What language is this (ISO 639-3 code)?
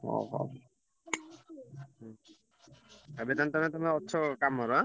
ori